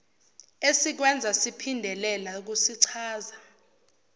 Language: Zulu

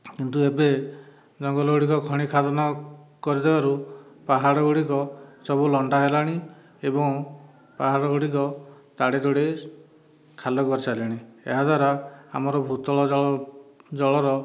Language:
Odia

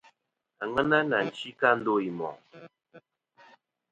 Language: Kom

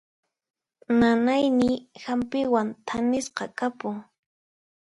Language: Puno Quechua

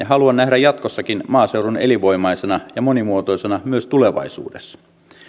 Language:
Finnish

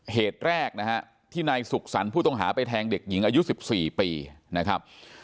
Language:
Thai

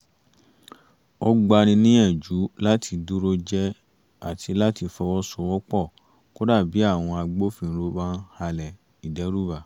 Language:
Yoruba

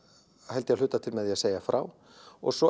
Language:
Icelandic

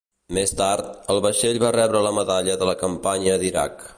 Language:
Catalan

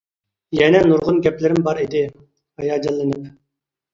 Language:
Uyghur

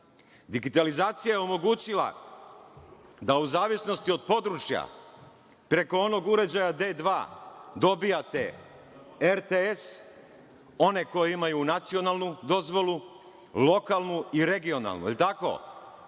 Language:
Serbian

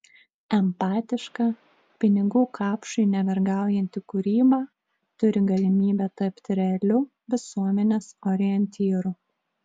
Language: Lithuanian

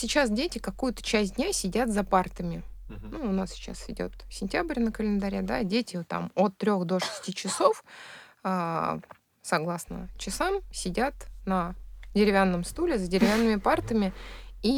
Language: Russian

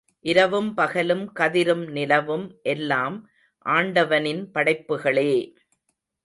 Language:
Tamil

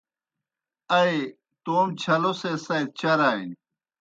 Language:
Kohistani Shina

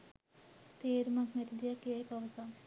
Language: Sinhala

